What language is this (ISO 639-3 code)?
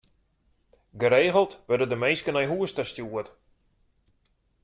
fry